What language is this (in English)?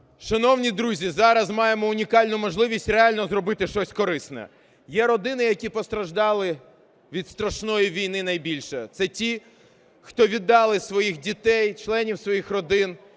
Ukrainian